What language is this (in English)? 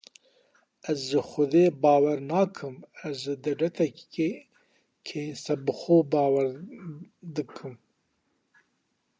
Kurdish